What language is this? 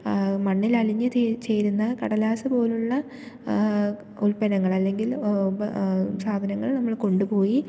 Malayalam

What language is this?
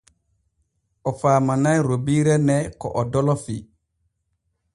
Borgu Fulfulde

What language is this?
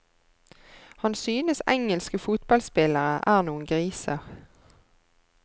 Norwegian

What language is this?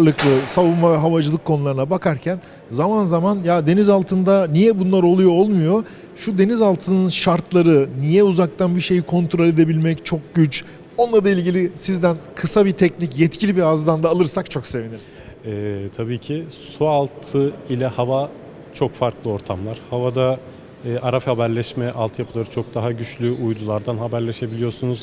Turkish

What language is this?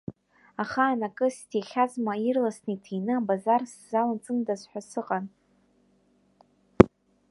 Abkhazian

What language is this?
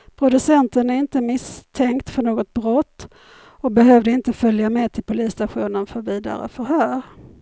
Swedish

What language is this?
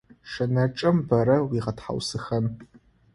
Adyghe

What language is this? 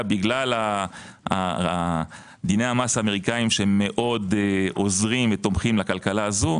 Hebrew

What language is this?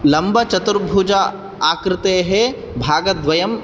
Sanskrit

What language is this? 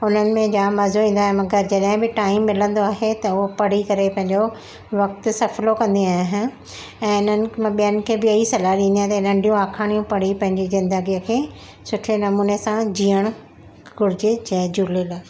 Sindhi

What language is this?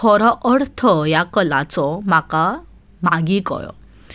Konkani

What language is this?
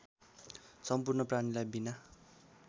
Nepali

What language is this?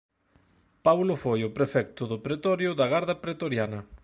Galician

